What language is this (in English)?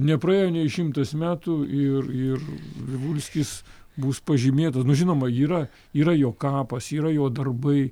Lithuanian